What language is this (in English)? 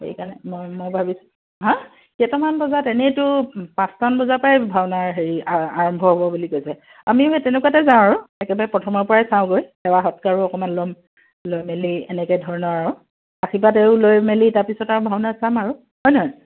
Assamese